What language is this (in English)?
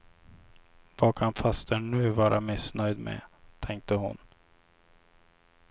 Swedish